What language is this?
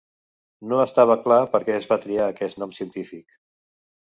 Catalan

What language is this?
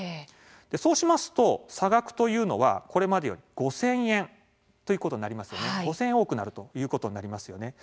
Japanese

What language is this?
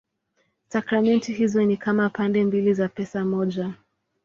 Swahili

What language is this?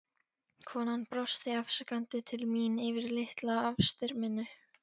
Icelandic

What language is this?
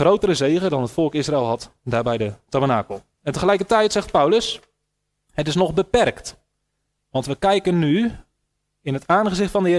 Dutch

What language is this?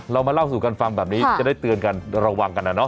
Thai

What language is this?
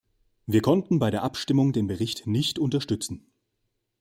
German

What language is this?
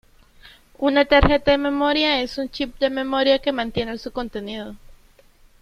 Spanish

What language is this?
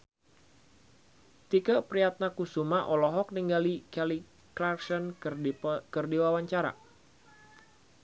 Sundanese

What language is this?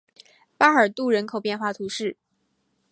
Chinese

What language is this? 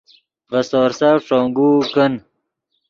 Yidgha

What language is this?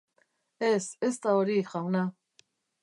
Basque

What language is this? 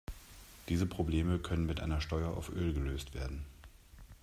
German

